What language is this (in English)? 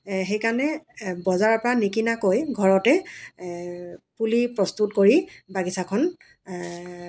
Assamese